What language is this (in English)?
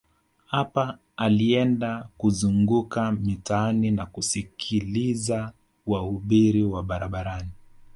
Swahili